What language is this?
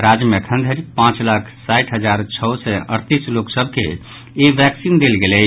Maithili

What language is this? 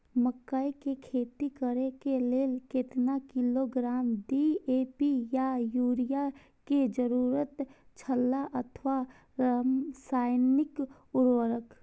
Maithili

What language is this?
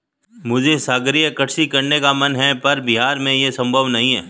Hindi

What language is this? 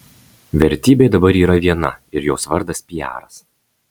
Lithuanian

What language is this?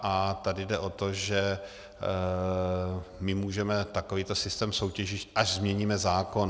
Czech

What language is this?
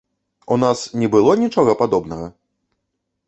Belarusian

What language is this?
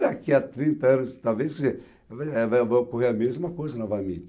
Portuguese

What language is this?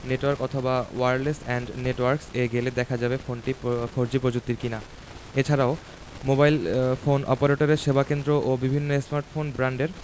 Bangla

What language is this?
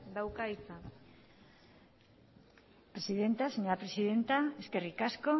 Basque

